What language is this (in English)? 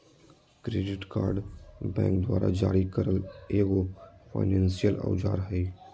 Magahi